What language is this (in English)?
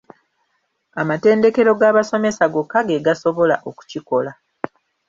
Ganda